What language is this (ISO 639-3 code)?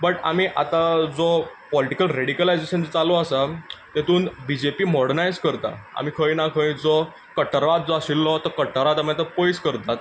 kok